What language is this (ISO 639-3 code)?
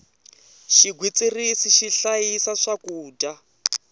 tso